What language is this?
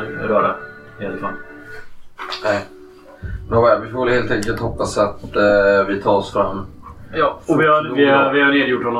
Swedish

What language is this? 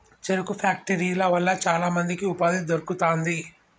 Telugu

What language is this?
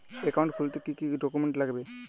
Bangla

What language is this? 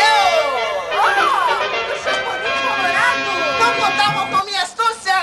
Portuguese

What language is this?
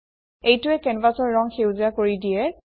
Assamese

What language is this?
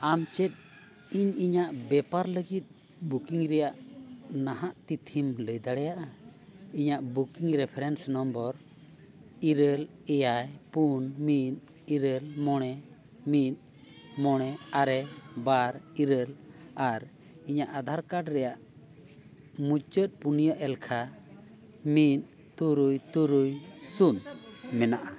Santali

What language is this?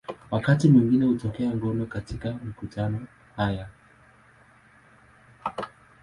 Swahili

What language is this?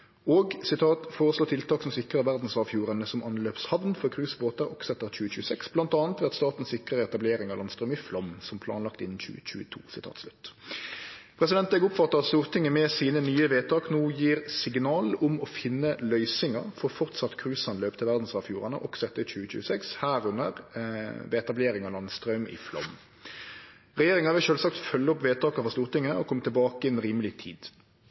Norwegian Nynorsk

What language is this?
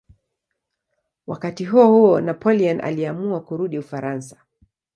Swahili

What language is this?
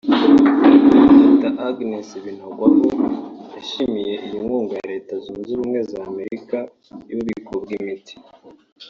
Kinyarwanda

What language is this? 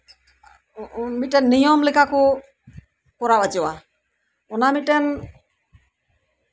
Santali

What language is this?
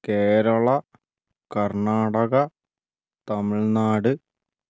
Malayalam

